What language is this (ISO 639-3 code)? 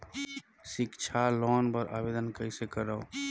hne